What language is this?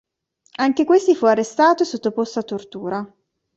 Italian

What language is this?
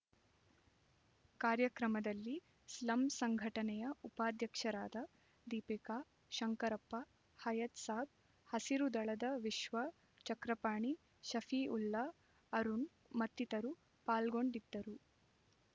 Kannada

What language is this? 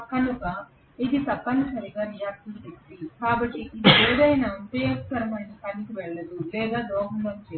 Telugu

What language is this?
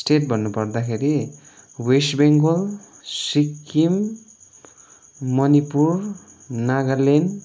Nepali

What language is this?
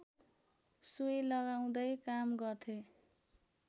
Nepali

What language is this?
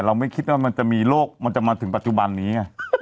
Thai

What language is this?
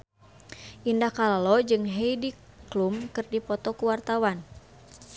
Sundanese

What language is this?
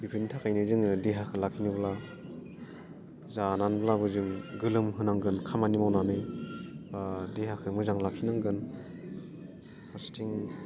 Bodo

